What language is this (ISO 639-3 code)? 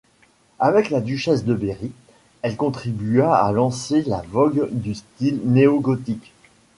fra